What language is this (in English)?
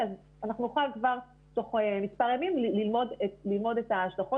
Hebrew